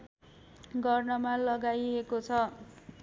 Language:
Nepali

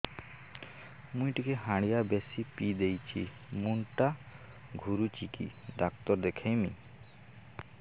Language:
Odia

